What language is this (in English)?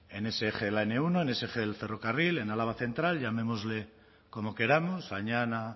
Spanish